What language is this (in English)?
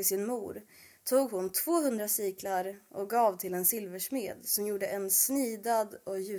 Swedish